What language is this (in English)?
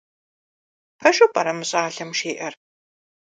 Kabardian